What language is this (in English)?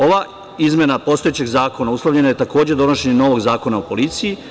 Serbian